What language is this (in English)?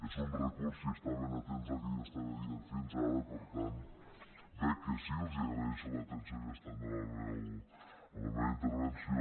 Catalan